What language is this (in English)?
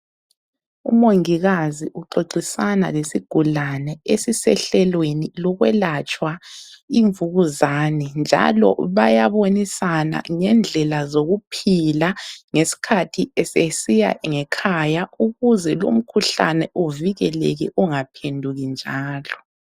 North Ndebele